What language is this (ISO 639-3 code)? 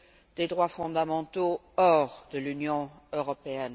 fra